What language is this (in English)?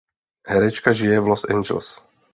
Czech